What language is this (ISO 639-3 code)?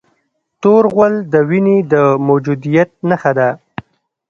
pus